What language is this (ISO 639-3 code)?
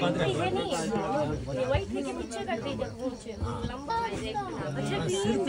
ara